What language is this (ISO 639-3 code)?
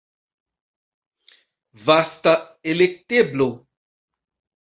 epo